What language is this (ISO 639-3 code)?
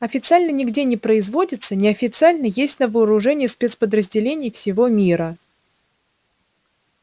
rus